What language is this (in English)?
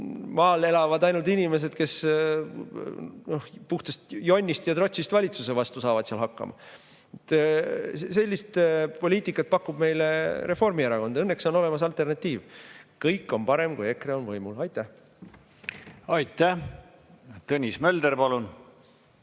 Estonian